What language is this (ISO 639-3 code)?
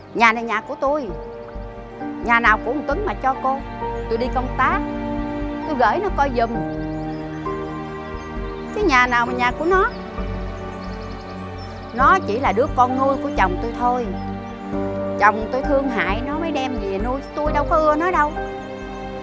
vie